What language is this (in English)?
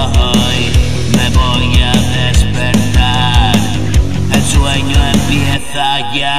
Arabic